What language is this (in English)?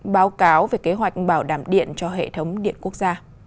Vietnamese